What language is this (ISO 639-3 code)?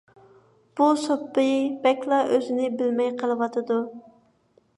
uig